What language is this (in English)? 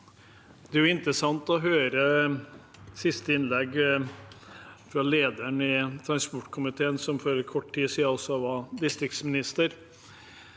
Norwegian